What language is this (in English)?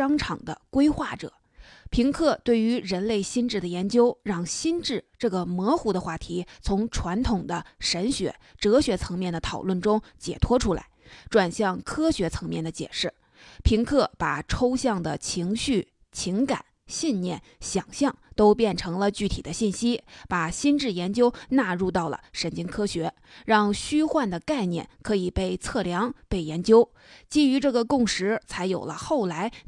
Chinese